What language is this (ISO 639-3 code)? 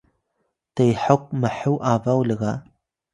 tay